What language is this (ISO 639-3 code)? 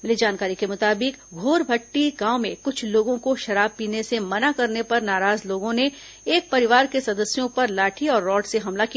hin